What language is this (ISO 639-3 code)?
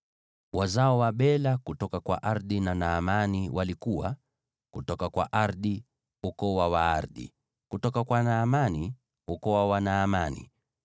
swa